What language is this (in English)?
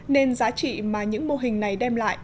Vietnamese